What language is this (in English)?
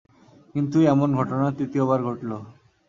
Bangla